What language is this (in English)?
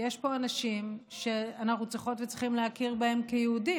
Hebrew